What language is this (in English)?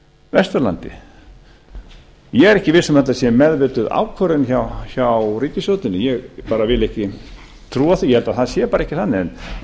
Icelandic